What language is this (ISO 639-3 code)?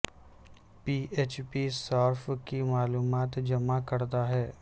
urd